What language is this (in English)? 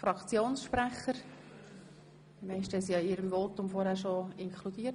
Swiss German